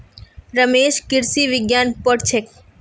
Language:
Magahi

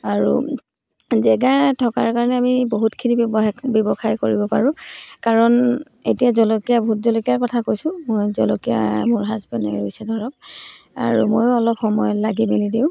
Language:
Assamese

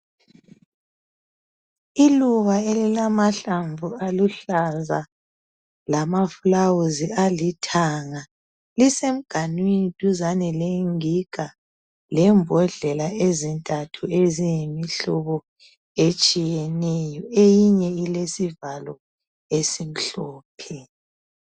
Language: North Ndebele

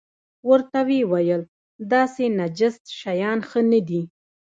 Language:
Pashto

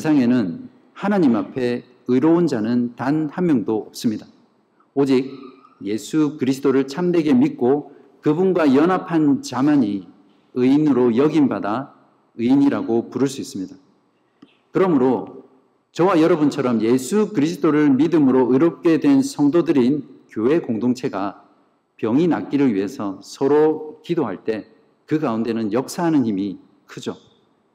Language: Korean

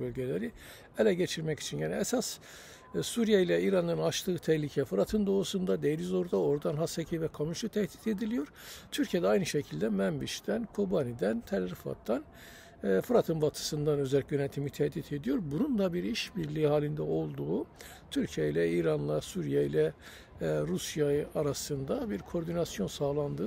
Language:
Turkish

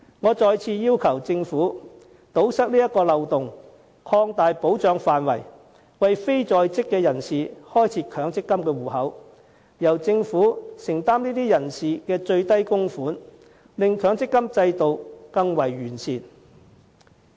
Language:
Cantonese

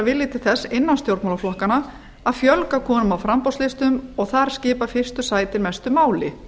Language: Icelandic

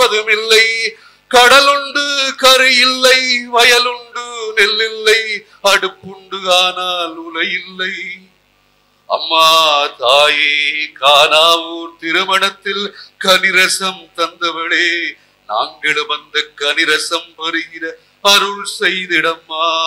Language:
Tamil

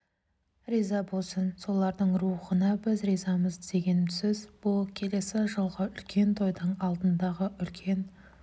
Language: Kazakh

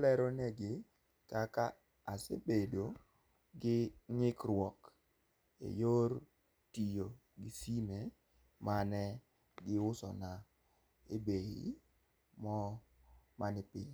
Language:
Luo (Kenya and Tanzania)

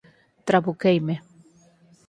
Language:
Galician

